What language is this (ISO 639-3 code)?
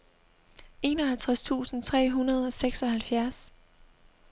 dan